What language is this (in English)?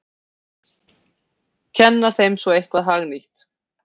Icelandic